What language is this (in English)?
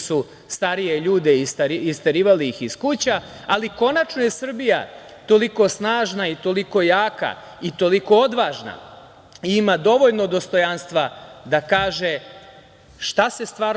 Serbian